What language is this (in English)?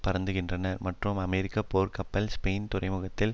Tamil